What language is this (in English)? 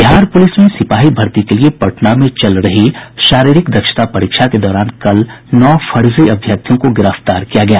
Hindi